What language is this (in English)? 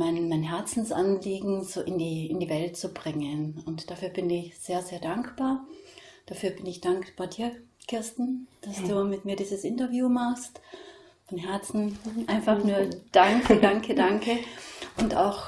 German